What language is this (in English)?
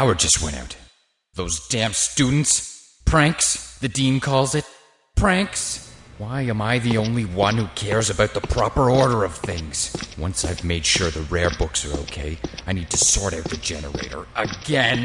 English